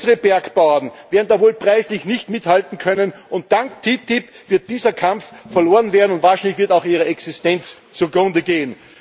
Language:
German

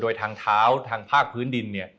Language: Thai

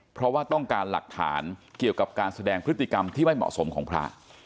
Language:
Thai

